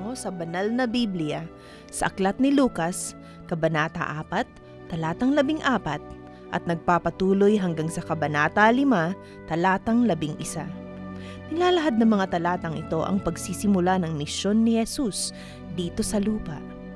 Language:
Filipino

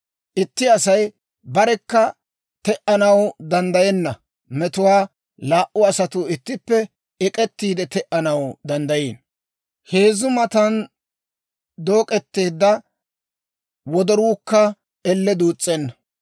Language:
Dawro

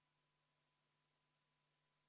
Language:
Estonian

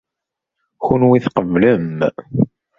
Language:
Kabyle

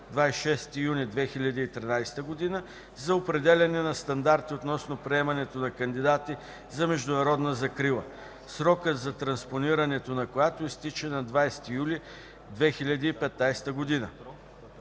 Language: Bulgarian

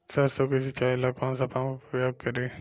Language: Bhojpuri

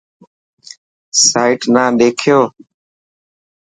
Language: Dhatki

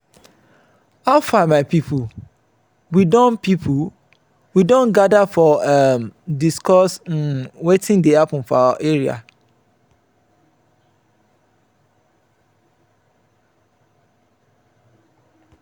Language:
Nigerian Pidgin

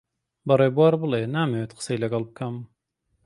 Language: Central Kurdish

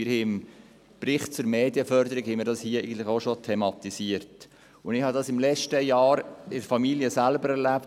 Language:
Swiss German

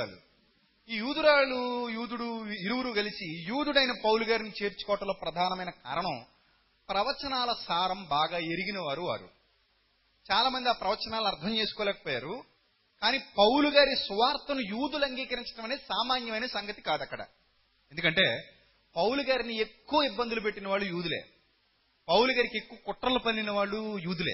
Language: Telugu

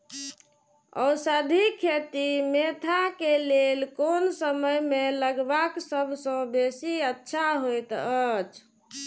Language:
Maithili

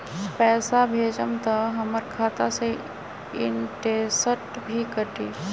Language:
Magahi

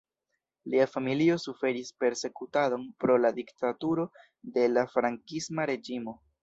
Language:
Esperanto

